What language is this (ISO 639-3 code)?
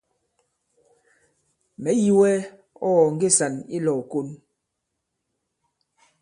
abb